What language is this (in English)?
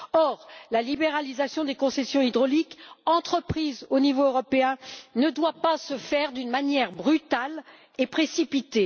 French